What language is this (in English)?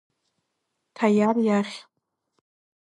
Abkhazian